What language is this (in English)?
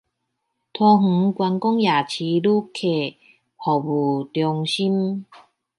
Chinese